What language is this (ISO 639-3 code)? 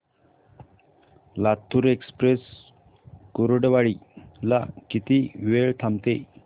mar